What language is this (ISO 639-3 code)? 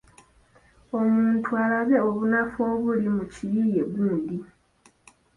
lug